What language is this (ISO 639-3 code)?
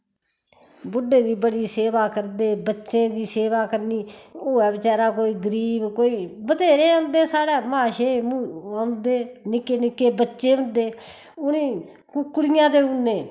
doi